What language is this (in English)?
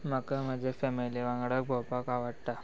Konkani